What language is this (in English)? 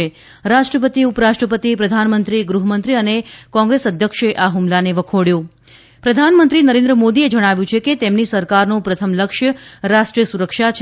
Gujarati